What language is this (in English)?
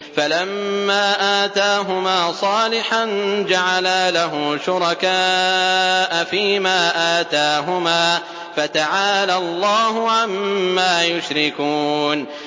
Arabic